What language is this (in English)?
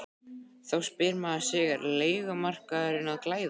Icelandic